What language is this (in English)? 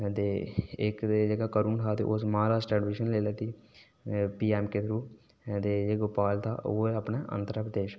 Dogri